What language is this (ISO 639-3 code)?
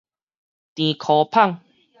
nan